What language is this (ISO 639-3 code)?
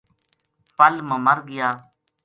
gju